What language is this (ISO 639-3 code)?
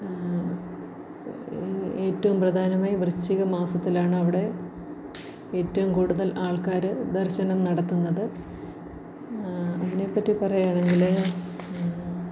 mal